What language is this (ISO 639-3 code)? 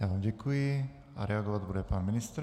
ces